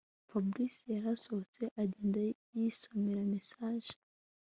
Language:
Kinyarwanda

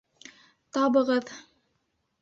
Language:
Bashkir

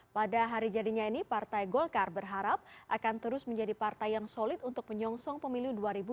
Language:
Indonesian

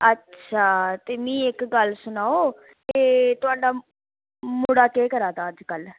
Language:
Dogri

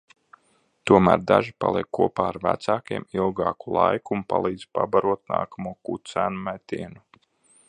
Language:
Latvian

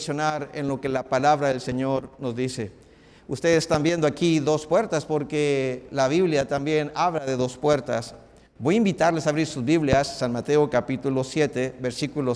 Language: Spanish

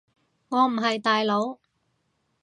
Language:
Cantonese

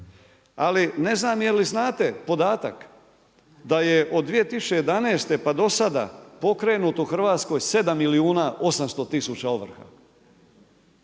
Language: Croatian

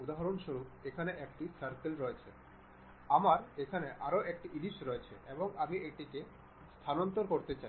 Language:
Bangla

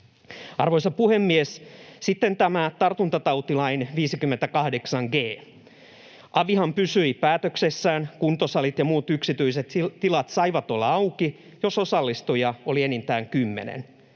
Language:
Finnish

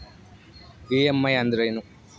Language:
Kannada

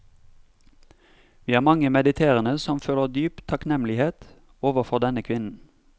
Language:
Norwegian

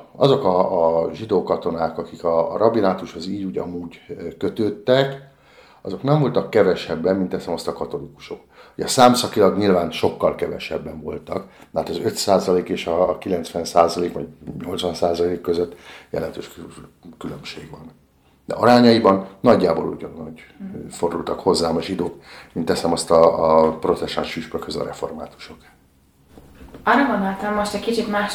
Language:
Hungarian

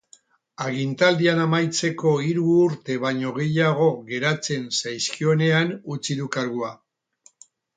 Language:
Basque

